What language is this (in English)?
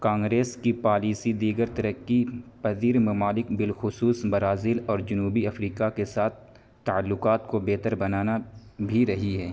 Urdu